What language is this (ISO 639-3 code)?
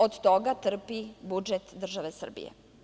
srp